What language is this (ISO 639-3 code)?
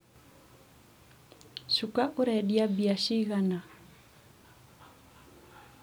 kik